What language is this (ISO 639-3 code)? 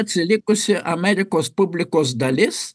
lit